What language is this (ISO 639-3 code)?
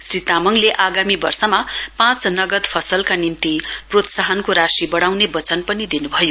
nep